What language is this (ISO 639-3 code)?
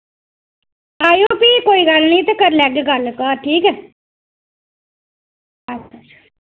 doi